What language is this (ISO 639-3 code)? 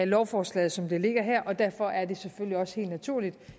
dan